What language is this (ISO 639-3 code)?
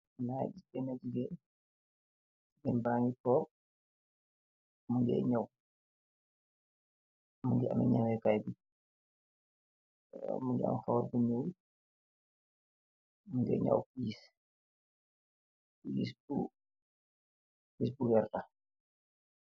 wol